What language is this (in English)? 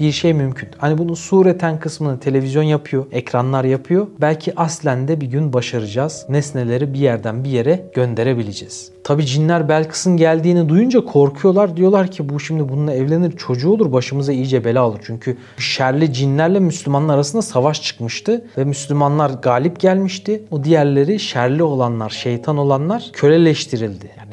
Turkish